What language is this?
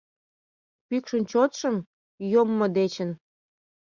Mari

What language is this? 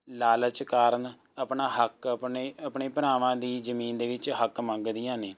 Punjabi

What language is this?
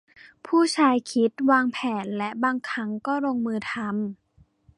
Thai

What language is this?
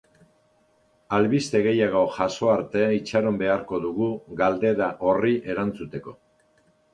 Basque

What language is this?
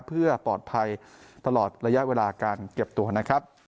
Thai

